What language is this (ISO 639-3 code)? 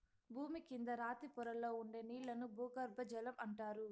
tel